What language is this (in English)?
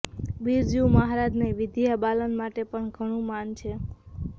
Gujarati